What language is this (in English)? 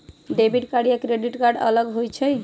Magahi